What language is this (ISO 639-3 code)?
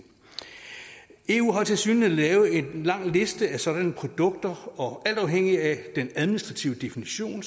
dan